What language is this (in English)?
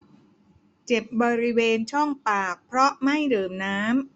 Thai